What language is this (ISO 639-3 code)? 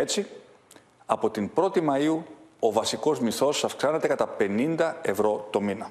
ell